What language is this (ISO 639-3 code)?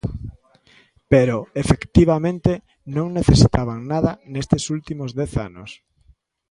glg